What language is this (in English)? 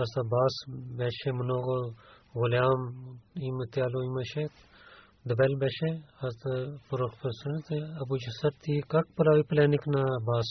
Bulgarian